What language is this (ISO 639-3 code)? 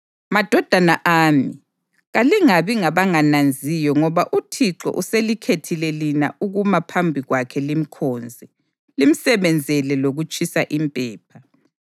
nde